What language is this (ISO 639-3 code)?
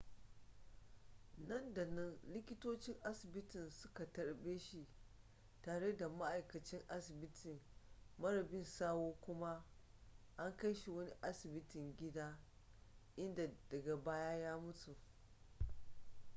hau